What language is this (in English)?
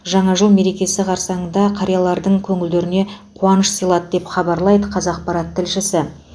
Kazakh